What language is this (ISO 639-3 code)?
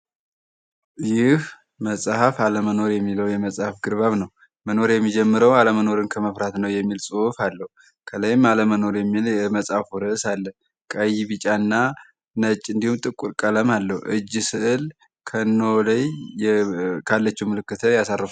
amh